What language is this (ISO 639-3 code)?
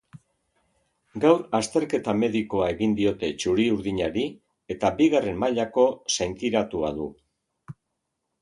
eus